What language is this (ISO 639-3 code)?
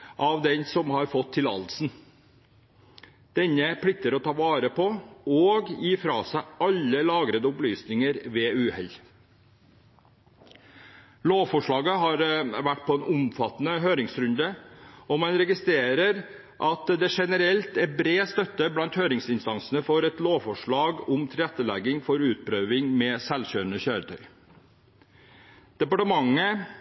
nob